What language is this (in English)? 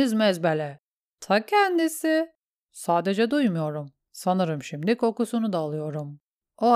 Turkish